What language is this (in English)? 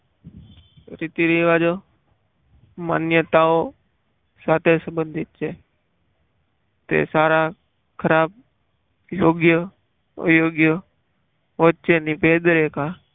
Gujarati